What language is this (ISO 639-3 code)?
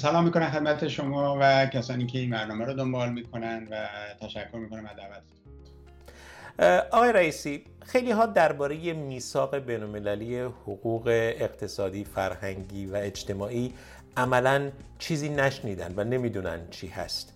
fas